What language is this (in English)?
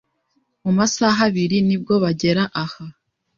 Kinyarwanda